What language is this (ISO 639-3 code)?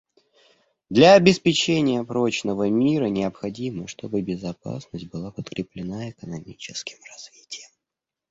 rus